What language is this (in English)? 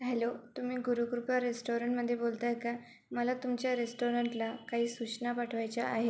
Marathi